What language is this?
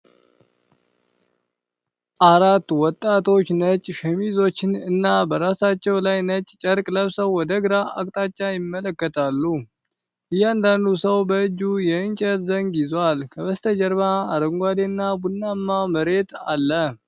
Amharic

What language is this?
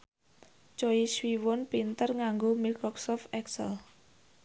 Javanese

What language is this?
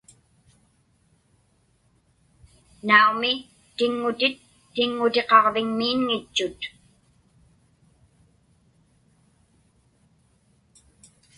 Inupiaq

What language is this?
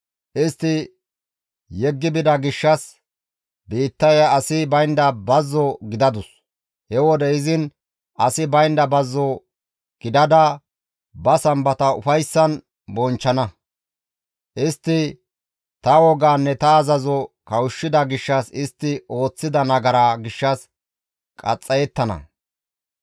Gamo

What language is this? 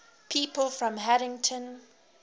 English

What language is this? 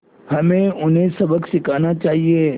Hindi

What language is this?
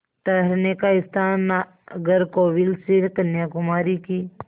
Hindi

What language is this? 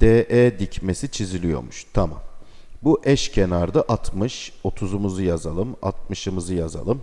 Turkish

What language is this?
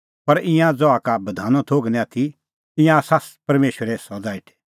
Kullu Pahari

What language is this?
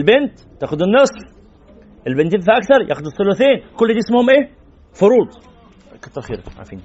Arabic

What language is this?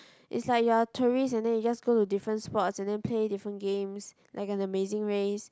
English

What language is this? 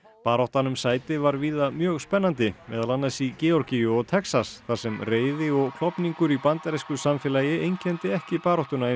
Icelandic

